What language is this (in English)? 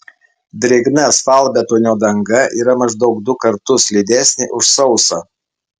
Lithuanian